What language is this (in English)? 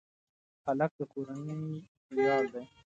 Pashto